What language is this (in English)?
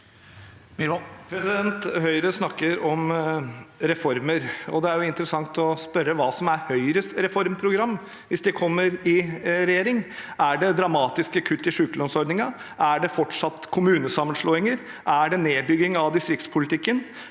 Norwegian